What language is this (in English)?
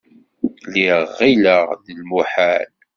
Kabyle